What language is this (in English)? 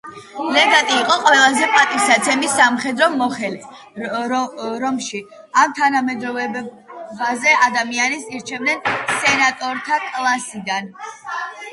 Georgian